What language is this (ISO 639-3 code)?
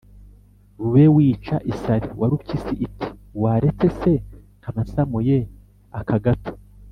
kin